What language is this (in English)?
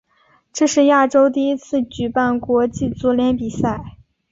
Chinese